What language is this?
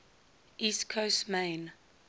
English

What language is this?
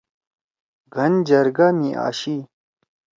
Torwali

